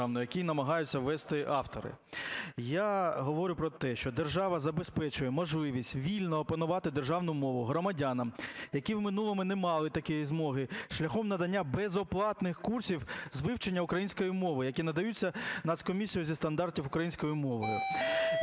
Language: Ukrainian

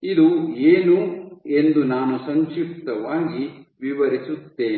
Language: Kannada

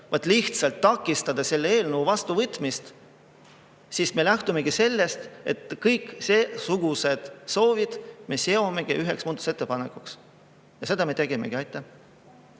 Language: Estonian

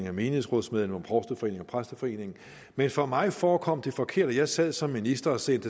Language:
Danish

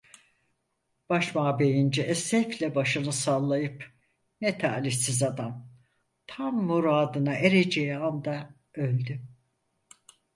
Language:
Turkish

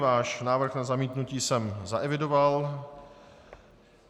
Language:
Czech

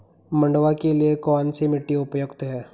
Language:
Hindi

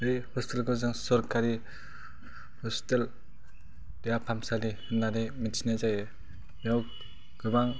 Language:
Bodo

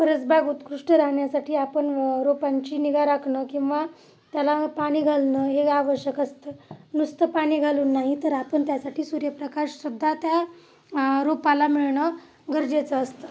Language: Marathi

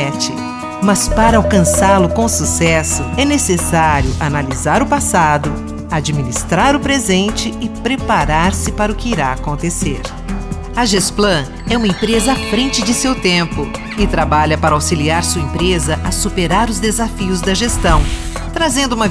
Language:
Portuguese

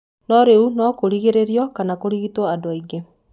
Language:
Kikuyu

